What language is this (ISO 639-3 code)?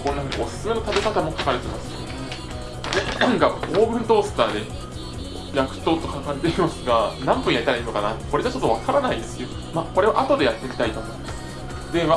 jpn